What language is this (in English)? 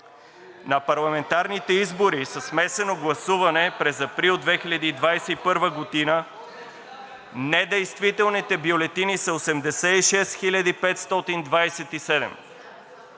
Bulgarian